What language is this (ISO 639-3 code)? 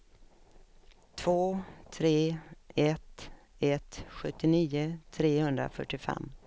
swe